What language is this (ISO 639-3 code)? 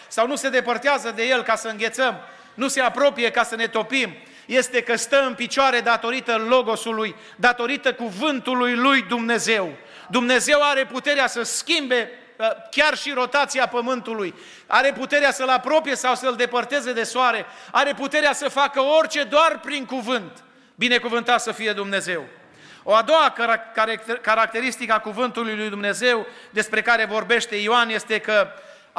ron